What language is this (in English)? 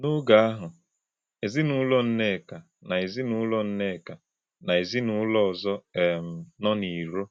Igbo